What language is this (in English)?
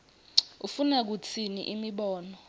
Swati